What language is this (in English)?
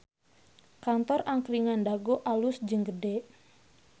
Sundanese